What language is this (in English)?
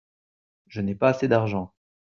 French